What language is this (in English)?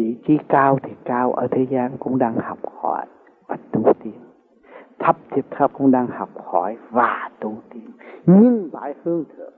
Vietnamese